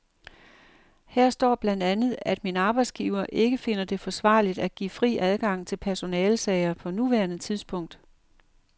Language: Danish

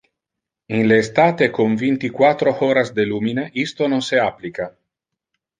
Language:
Interlingua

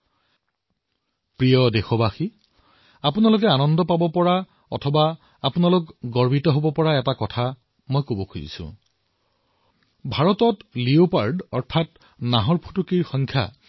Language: Assamese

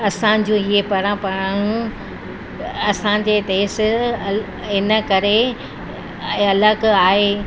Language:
Sindhi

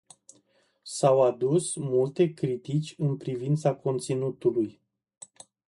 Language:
Romanian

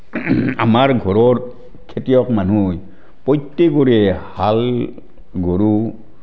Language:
Assamese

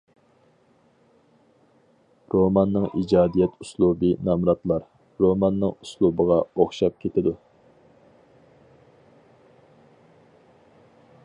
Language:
Uyghur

